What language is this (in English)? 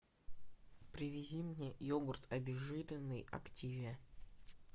Russian